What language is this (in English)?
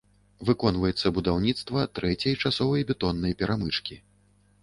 Belarusian